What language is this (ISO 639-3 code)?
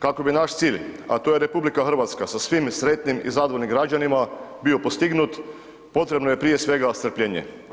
hrv